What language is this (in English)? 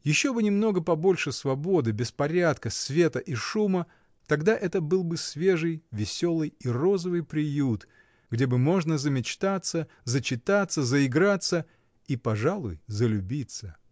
Russian